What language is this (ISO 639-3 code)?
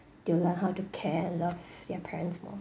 eng